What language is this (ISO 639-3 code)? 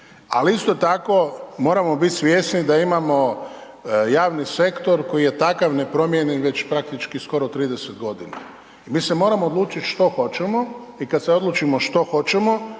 hrv